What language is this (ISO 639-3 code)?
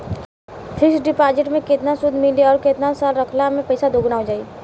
bho